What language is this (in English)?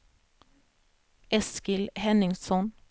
Swedish